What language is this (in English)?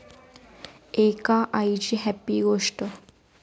Marathi